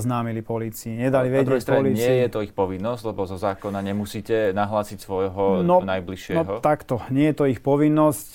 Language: Slovak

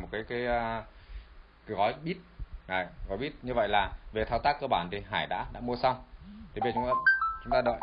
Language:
Vietnamese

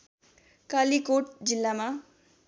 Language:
Nepali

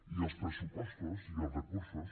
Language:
Catalan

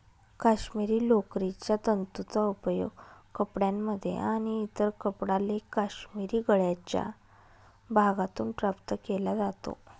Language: Marathi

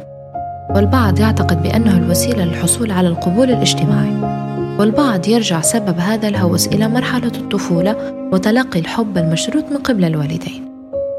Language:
Arabic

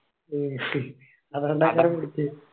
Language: Malayalam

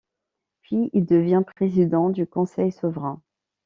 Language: French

